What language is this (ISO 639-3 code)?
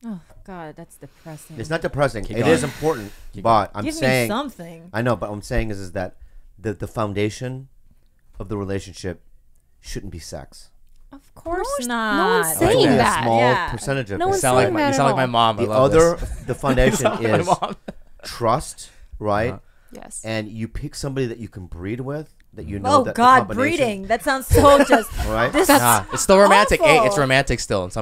eng